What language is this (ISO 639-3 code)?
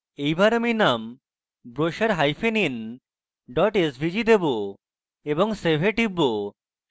ben